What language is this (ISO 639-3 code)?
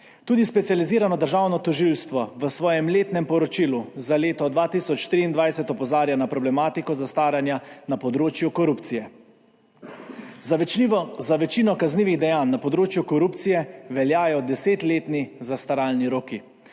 slv